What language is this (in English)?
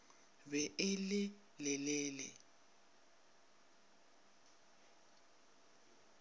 Northern Sotho